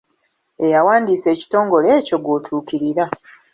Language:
Ganda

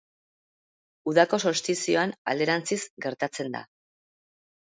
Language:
Basque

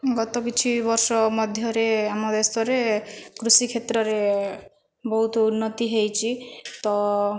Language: Odia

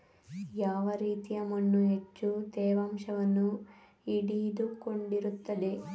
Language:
Kannada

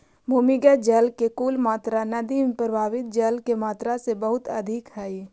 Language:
Magahi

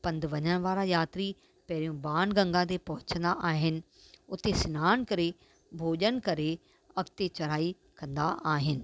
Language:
Sindhi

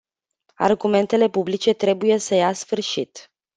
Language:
Romanian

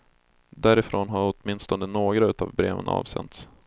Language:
Swedish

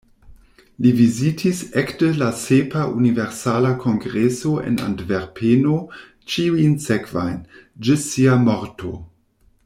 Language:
Esperanto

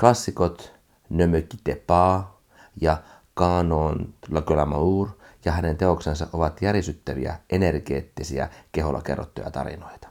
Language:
Finnish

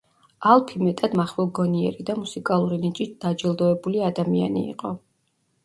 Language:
Georgian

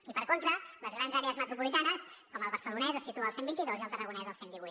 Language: Catalan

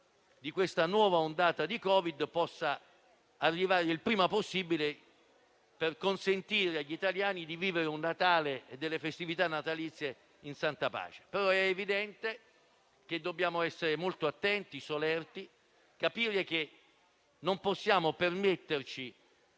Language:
Italian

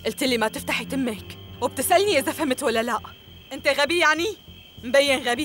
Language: Arabic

